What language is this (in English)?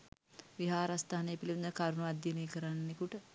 Sinhala